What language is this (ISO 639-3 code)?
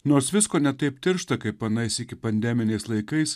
lit